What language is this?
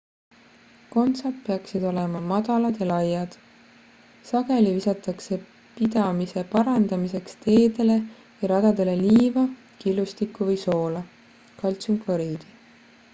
Estonian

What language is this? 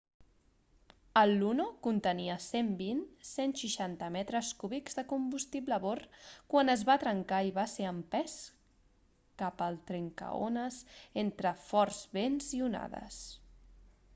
Catalan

